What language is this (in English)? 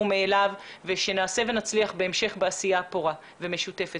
Hebrew